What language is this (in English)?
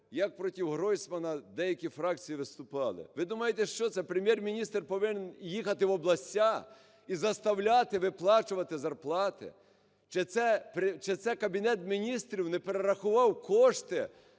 Ukrainian